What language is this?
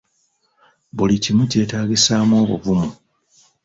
Ganda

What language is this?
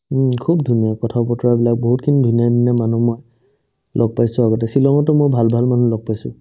Assamese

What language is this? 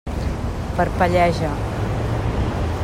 Catalan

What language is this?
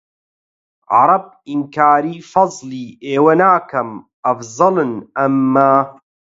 Central Kurdish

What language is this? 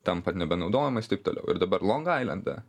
Lithuanian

